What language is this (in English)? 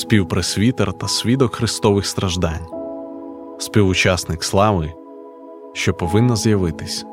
Ukrainian